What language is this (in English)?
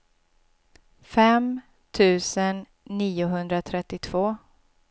Swedish